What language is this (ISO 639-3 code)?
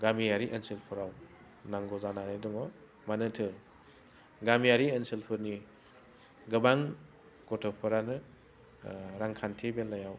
brx